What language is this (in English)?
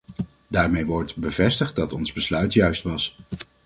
Dutch